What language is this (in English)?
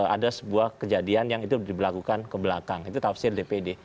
Indonesian